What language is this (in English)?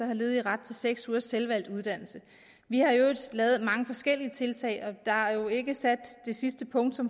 Danish